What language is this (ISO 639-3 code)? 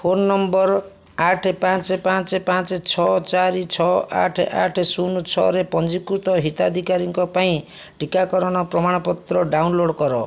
ori